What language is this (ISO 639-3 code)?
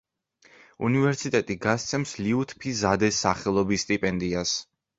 kat